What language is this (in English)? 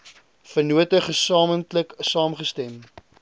Afrikaans